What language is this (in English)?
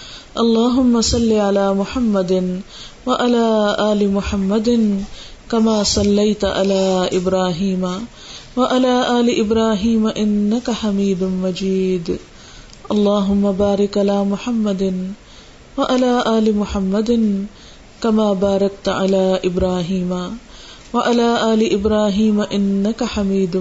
Urdu